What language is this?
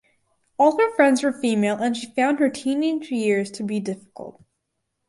English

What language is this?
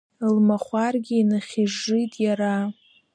Abkhazian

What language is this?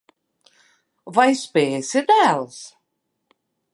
Latvian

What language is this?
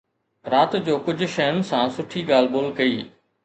Sindhi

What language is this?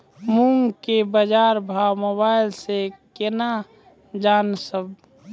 Maithili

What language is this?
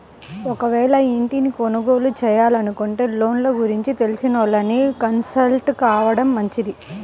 Telugu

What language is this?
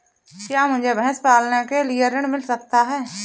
Hindi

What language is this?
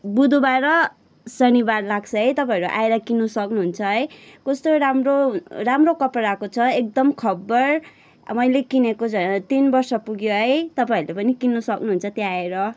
Nepali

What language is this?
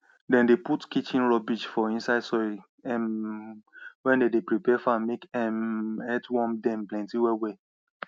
Nigerian Pidgin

